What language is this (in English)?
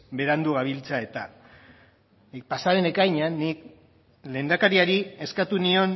Basque